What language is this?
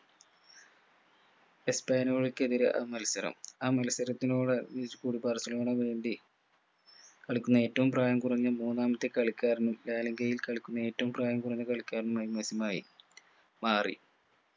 Malayalam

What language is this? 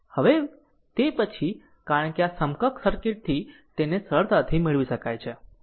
Gujarati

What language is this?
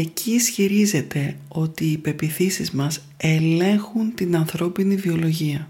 Greek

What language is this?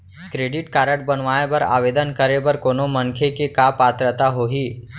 Chhattisgarhi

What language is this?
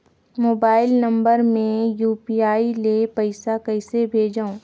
Chhattisgarhi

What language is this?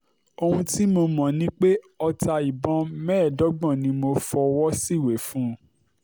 Yoruba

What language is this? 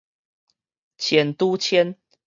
Min Nan Chinese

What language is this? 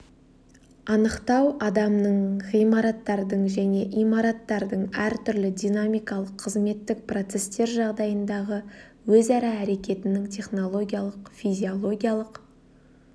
Kazakh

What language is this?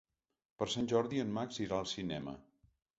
Catalan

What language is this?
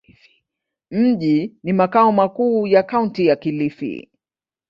Swahili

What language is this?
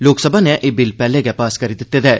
Dogri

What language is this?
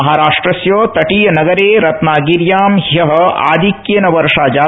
Sanskrit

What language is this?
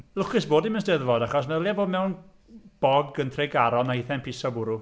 Welsh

